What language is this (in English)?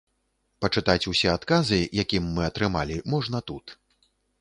Belarusian